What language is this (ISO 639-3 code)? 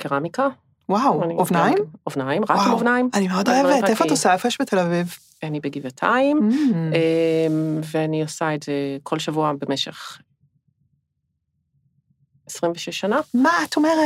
heb